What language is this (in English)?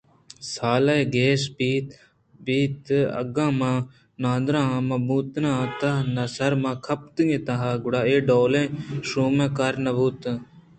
Eastern Balochi